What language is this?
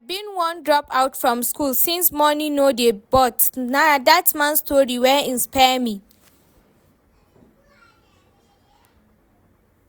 Nigerian Pidgin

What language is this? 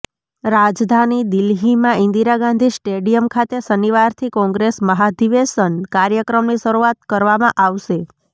Gujarati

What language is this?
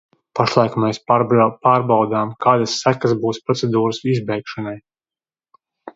Latvian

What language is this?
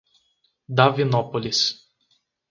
Portuguese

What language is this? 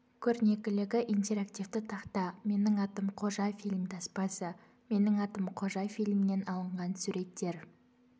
Kazakh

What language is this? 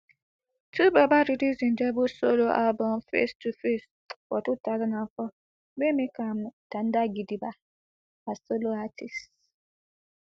Nigerian Pidgin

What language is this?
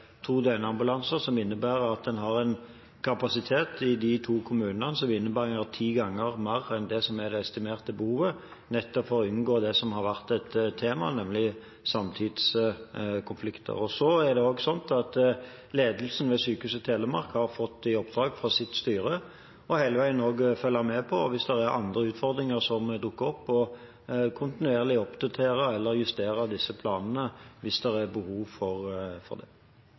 Norwegian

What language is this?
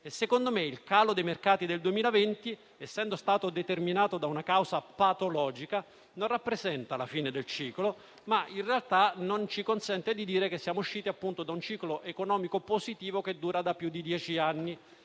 Italian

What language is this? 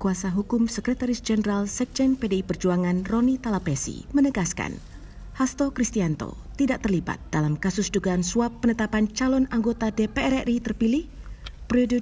Indonesian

